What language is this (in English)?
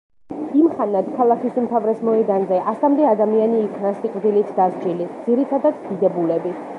Georgian